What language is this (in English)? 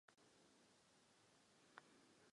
Czech